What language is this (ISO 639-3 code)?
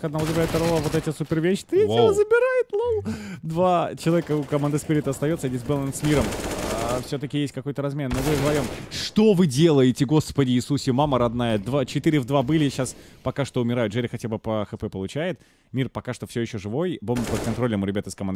rus